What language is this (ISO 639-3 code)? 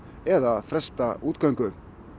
isl